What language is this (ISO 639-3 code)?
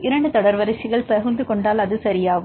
tam